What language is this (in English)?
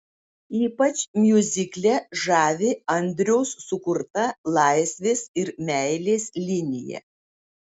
Lithuanian